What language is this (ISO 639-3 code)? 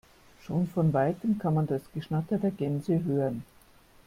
deu